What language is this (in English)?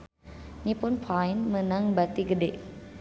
Sundanese